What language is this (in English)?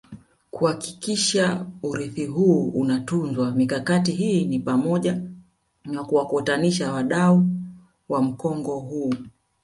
Swahili